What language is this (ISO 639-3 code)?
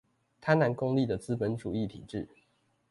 zho